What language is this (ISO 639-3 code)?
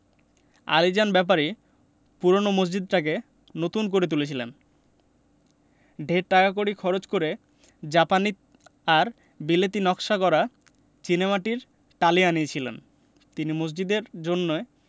ben